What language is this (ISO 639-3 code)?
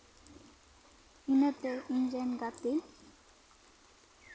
sat